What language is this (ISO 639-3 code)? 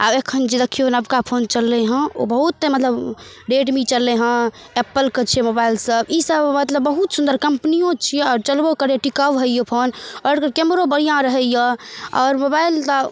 mai